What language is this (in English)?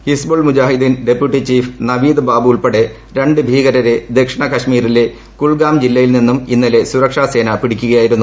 Malayalam